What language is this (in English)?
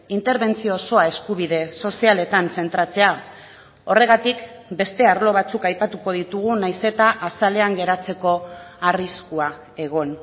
Basque